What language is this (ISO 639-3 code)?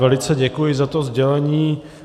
ces